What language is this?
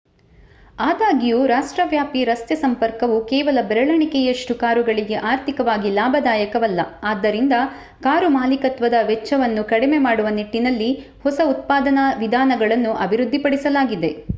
Kannada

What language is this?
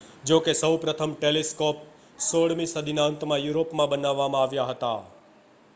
Gujarati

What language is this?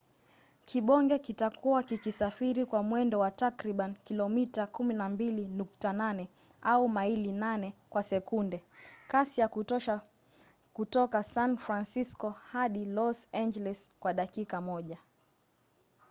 Swahili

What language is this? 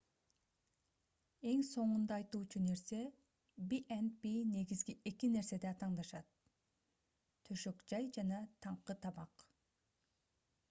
Kyrgyz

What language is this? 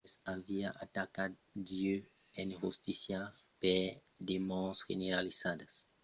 Occitan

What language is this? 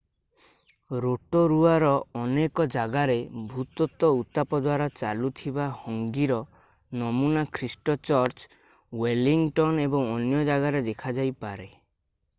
Odia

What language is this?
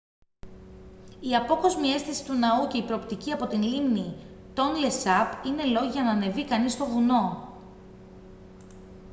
Greek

